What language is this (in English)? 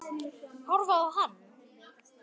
Icelandic